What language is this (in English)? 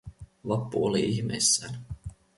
Finnish